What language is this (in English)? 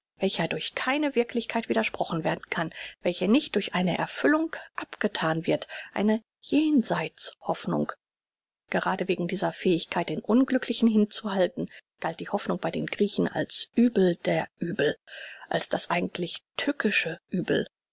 German